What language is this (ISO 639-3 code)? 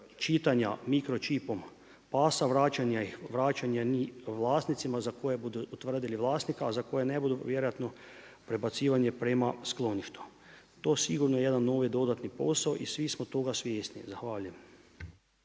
hrv